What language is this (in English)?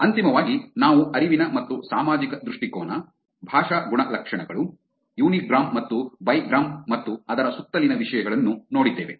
Kannada